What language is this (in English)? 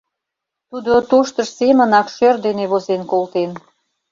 Mari